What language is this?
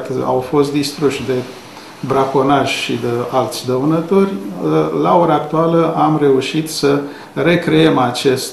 Romanian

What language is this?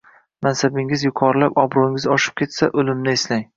Uzbek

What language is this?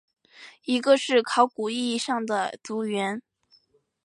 Chinese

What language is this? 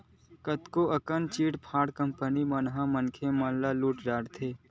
Chhattisgarhi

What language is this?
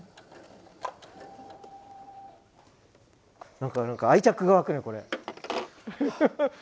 Japanese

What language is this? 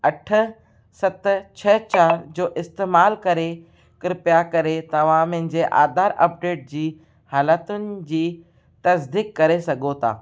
Sindhi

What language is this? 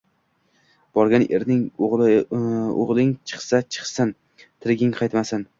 Uzbek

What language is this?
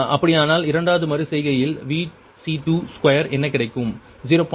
Tamil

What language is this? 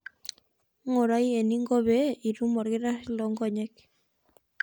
Masai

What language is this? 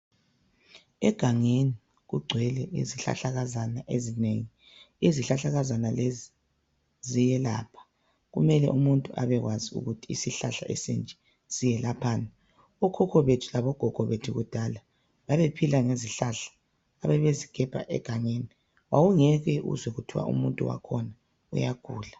North Ndebele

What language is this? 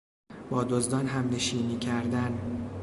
Persian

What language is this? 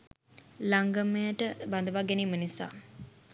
Sinhala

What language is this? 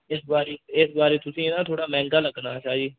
Dogri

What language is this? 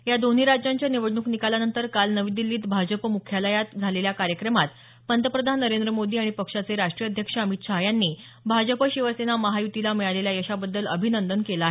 Marathi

